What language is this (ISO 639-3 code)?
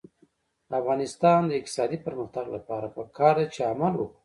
pus